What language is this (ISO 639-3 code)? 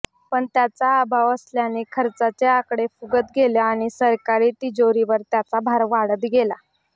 mar